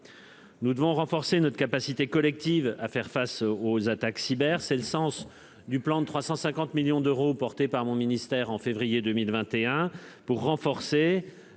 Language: French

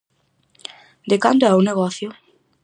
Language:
Galician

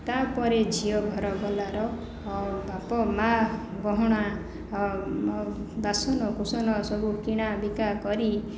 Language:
Odia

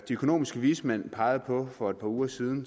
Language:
Danish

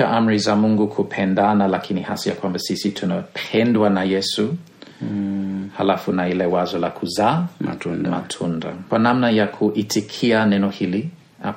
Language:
Swahili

